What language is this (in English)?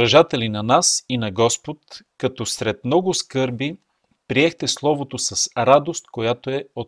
Bulgarian